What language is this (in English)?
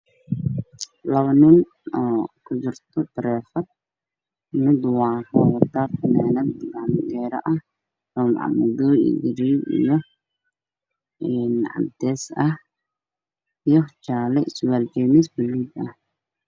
Somali